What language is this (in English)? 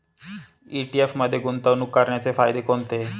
Marathi